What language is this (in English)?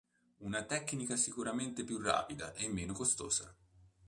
Italian